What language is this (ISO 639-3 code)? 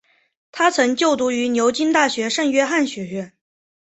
zho